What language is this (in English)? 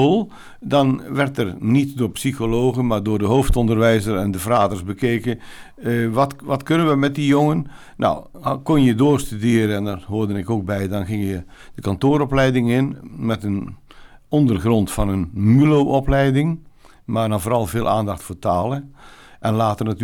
Dutch